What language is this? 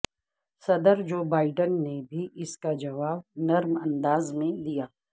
Urdu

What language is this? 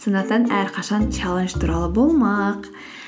Kazakh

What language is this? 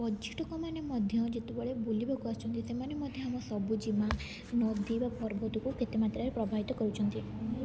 Odia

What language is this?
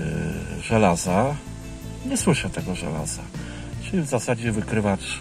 Polish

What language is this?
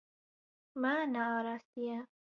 Kurdish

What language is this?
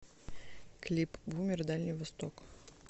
Russian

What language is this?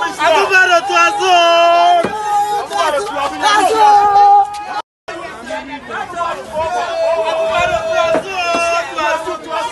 Romanian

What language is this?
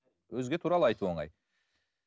Kazakh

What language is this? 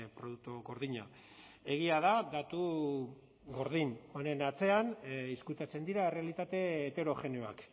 Basque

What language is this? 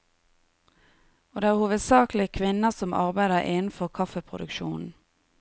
Norwegian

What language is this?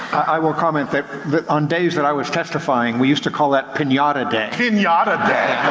English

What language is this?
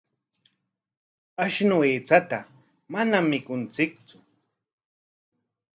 Corongo Ancash Quechua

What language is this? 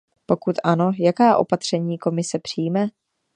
Czech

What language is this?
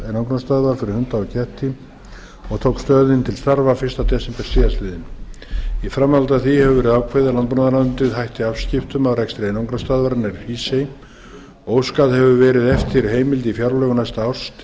Icelandic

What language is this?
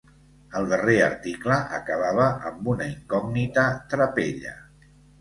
Catalan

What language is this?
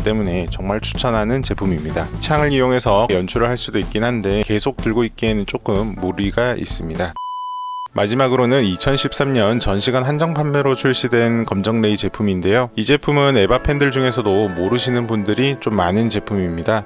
Korean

